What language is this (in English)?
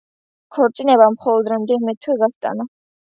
Georgian